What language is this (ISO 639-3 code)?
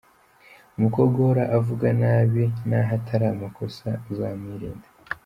kin